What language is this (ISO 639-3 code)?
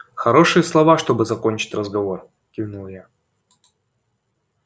rus